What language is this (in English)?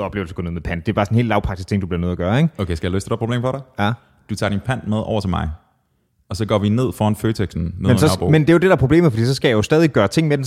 Danish